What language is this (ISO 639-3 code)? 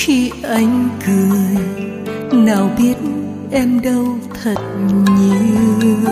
vie